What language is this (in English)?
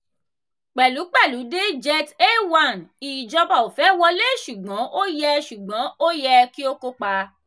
Yoruba